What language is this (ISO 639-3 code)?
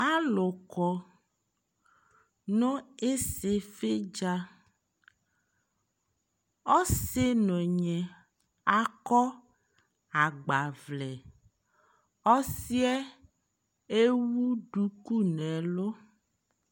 kpo